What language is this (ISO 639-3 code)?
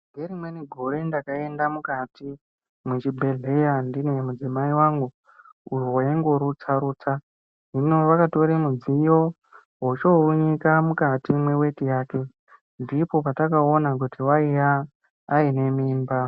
ndc